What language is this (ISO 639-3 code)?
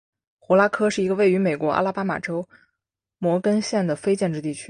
zho